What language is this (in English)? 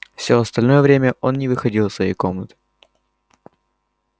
Russian